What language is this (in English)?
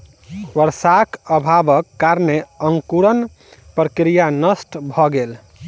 Maithili